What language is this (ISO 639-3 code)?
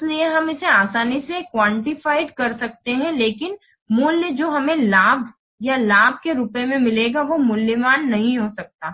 hin